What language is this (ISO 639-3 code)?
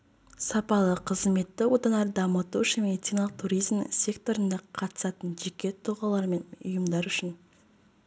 kaz